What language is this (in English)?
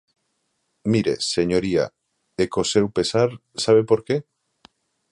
Galician